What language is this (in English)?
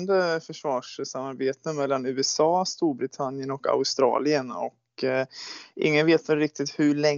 Swedish